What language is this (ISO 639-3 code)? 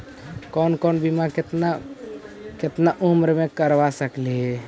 mag